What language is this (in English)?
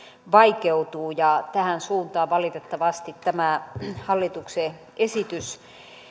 Finnish